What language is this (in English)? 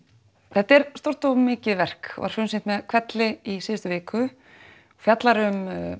Icelandic